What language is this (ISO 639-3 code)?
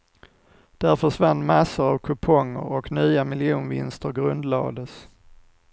swe